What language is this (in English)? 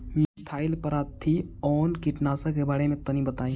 Bhojpuri